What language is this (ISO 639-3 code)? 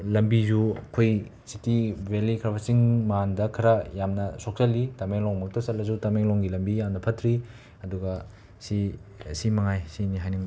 mni